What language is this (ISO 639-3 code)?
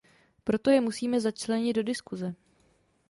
ces